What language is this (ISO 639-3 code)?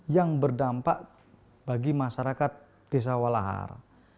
ind